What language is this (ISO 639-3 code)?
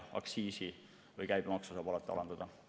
est